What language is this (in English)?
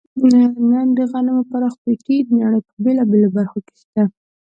Pashto